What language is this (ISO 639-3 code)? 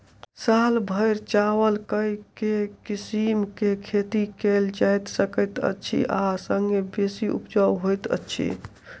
mai